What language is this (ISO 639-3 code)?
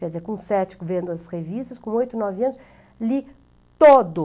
por